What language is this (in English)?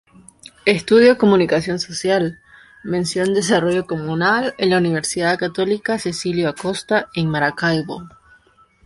Spanish